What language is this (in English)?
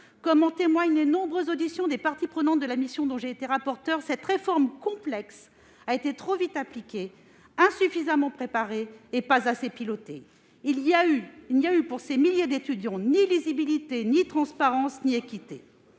French